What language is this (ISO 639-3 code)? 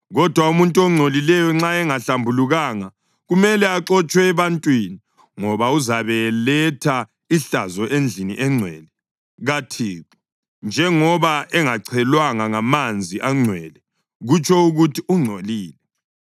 nde